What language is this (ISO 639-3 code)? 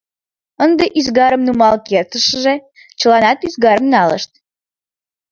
chm